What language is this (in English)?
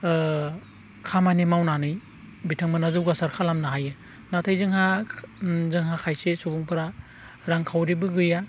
Bodo